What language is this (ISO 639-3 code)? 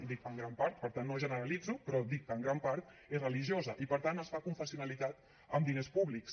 cat